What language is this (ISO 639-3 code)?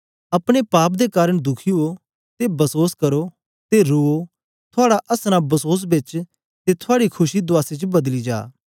doi